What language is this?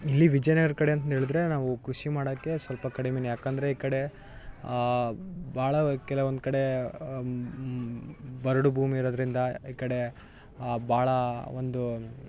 Kannada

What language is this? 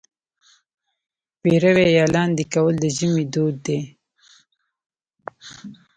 Pashto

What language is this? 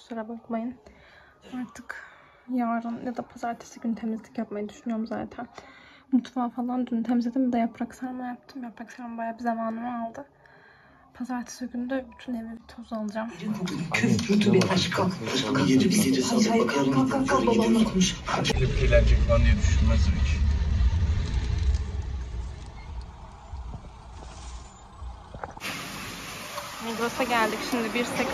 Turkish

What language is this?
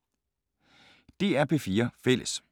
Danish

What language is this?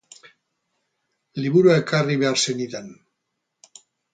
Basque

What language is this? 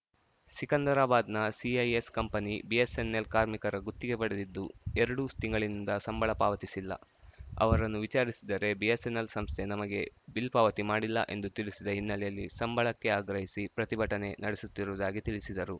Kannada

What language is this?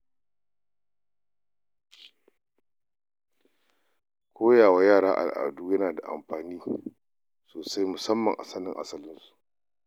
Hausa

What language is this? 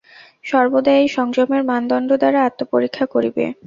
Bangla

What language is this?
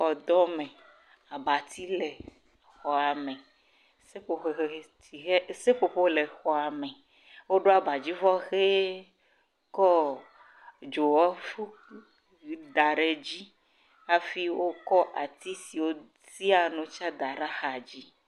Ewe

